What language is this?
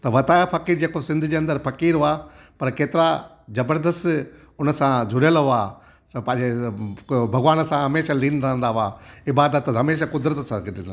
Sindhi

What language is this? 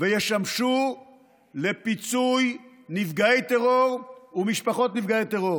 Hebrew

